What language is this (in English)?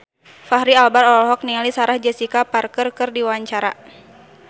Sundanese